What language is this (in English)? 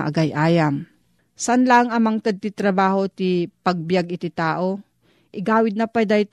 Filipino